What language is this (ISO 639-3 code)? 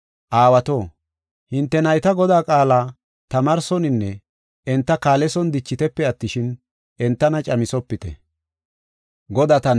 gof